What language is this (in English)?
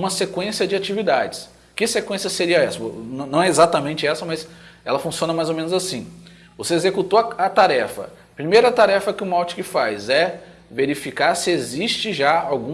Portuguese